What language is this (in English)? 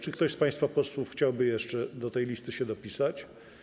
Polish